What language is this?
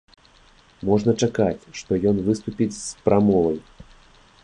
Belarusian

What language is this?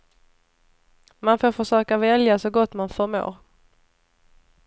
Swedish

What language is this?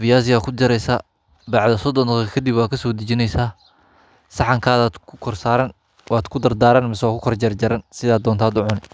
Somali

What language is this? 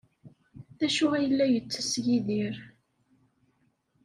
Kabyle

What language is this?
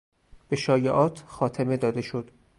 Persian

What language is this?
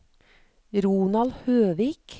Norwegian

